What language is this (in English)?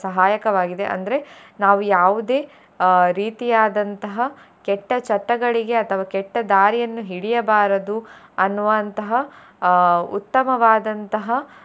Kannada